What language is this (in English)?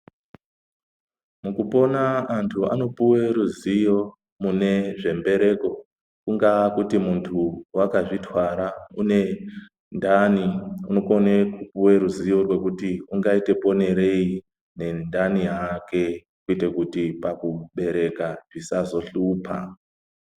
Ndau